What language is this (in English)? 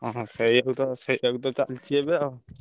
Odia